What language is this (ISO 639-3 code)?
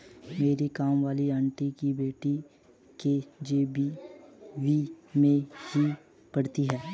hin